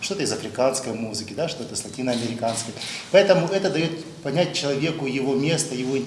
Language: Russian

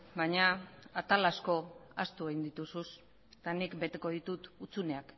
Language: Basque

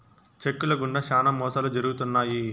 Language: Telugu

